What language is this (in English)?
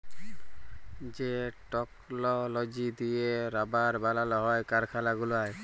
Bangla